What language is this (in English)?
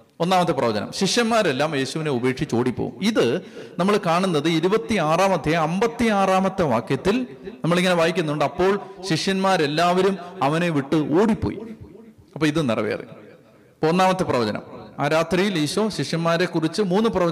Malayalam